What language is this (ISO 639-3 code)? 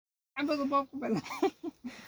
som